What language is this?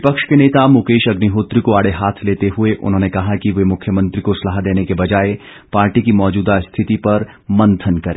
Hindi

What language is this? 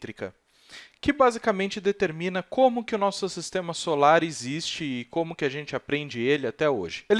Portuguese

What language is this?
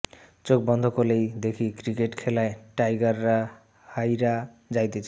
Bangla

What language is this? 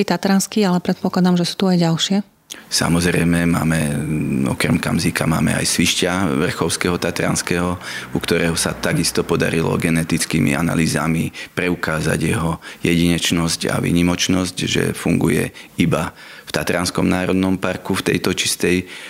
Slovak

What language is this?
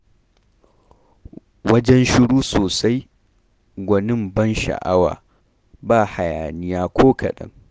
Hausa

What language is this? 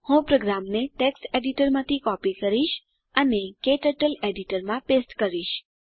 Gujarati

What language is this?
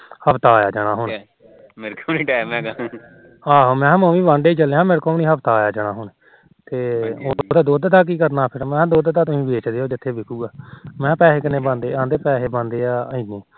Punjabi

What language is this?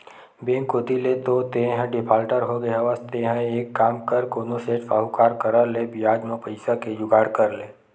Chhattisgarhi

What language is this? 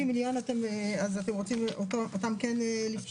Hebrew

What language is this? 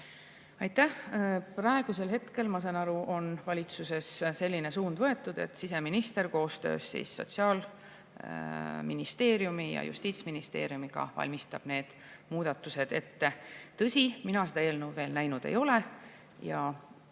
Estonian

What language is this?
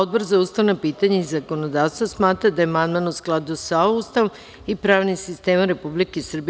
Serbian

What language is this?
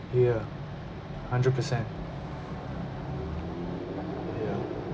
English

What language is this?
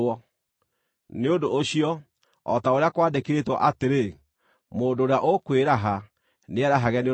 Kikuyu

